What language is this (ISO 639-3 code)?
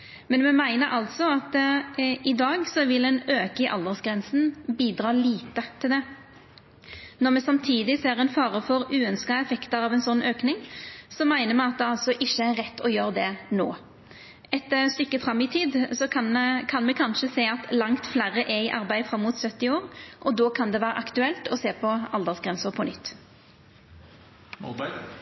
nno